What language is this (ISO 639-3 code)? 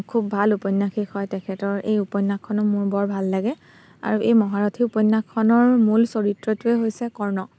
asm